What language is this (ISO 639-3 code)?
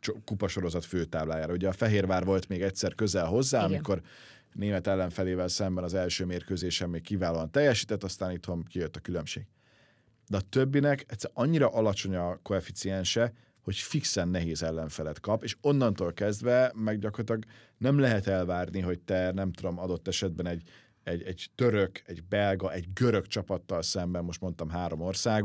hun